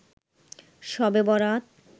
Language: Bangla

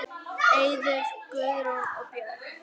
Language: Icelandic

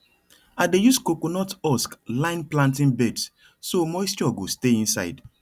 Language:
Nigerian Pidgin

